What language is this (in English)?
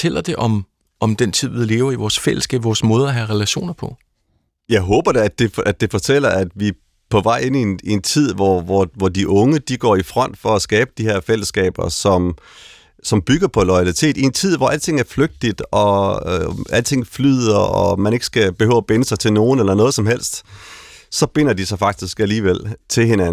Danish